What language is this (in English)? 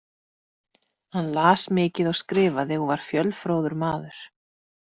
Icelandic